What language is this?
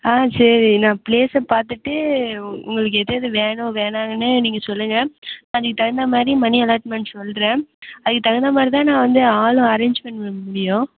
Tamil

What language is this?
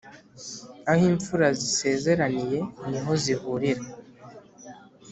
Kinyarwanda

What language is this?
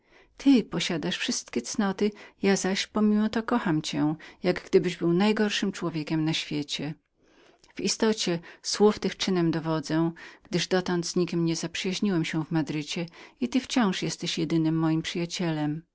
Polish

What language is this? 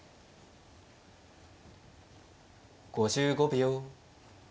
Japanese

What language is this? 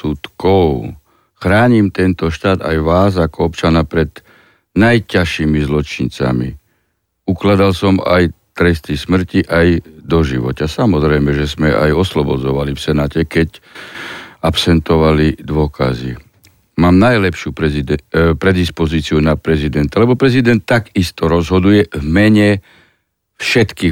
Slovak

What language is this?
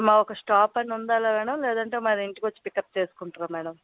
Telugu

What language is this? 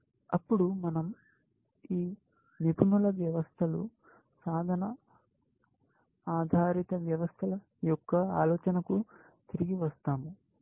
Telugu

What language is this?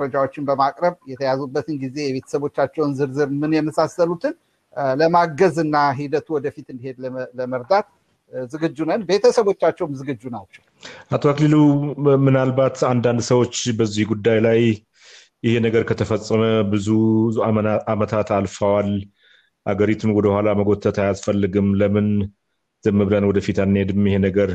Amharic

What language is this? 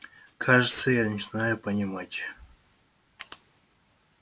Russian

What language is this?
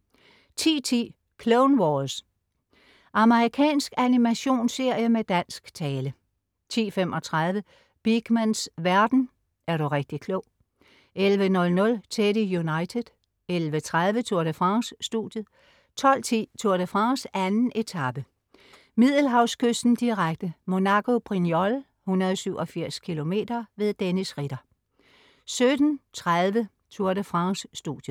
Danish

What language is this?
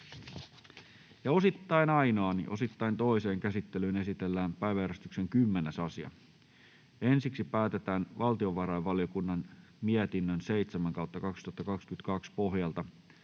Finnish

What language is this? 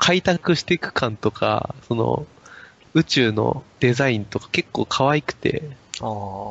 Japanese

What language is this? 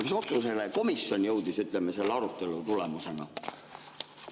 Estonian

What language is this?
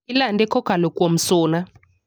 Luo (Kenya and Tanzania)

